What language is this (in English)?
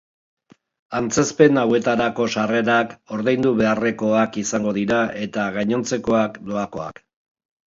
Basque